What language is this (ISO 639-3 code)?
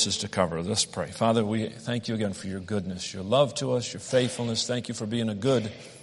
eng